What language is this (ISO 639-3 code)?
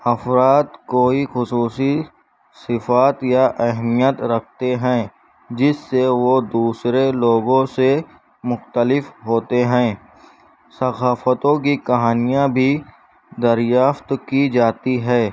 urd